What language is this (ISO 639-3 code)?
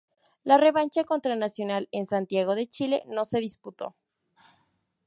spa